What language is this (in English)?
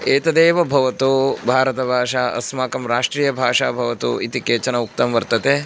Sanskrit